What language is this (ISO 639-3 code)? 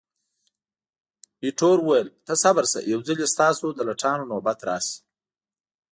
pus